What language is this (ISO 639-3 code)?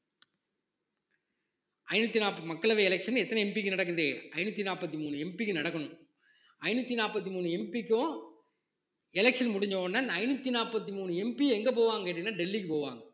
tam